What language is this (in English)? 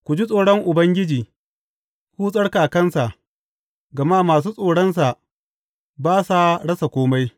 Hausa